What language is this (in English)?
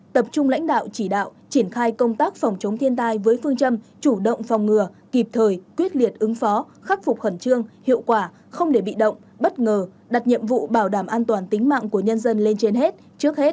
Vietnamese